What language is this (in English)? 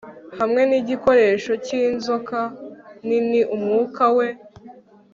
Kinyarwanda